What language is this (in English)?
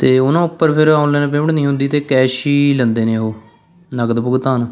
Punjabi